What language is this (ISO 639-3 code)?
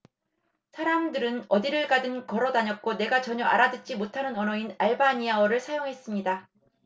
kor